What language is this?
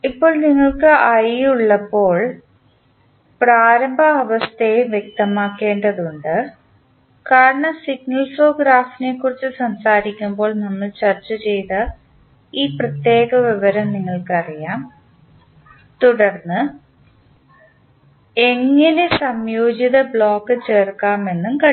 Malayalam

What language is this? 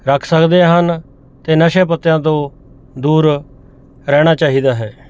Punjabi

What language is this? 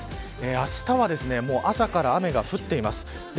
Japanese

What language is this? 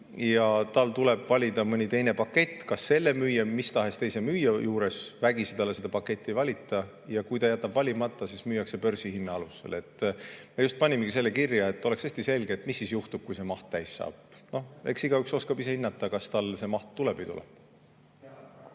Estonian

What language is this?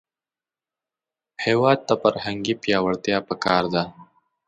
Pashto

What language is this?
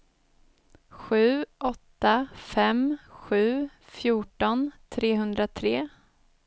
Swedish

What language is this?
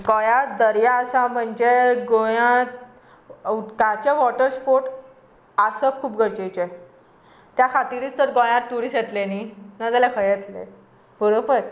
Konkani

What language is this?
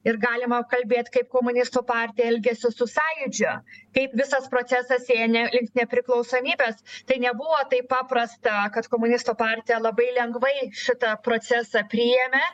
Lithuanian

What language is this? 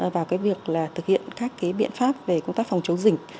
Vietnamese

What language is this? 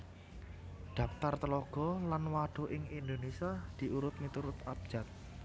Javanese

